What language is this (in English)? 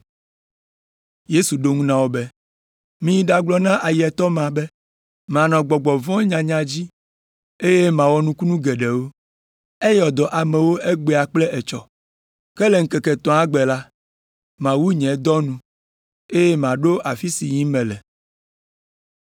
Ewe